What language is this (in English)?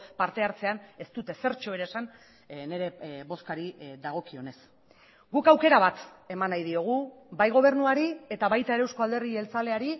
Basque